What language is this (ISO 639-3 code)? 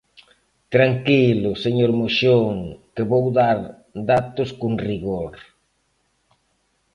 glg